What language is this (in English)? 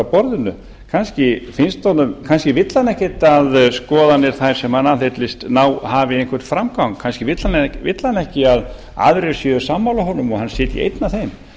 Icelandic